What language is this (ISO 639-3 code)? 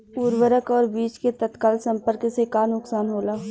bho